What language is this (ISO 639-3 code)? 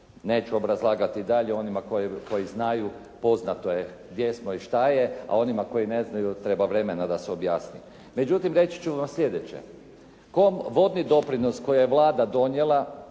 hrv